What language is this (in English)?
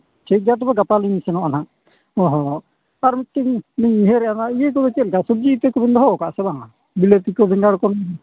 Santali